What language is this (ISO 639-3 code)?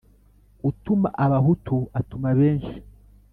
kin